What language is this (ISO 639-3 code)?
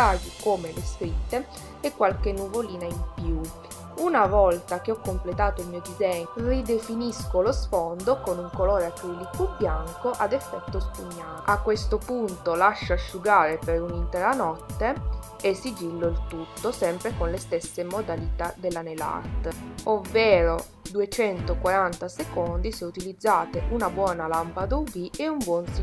ita